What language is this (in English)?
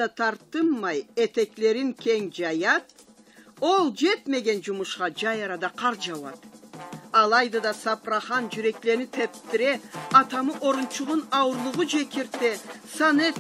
Turkish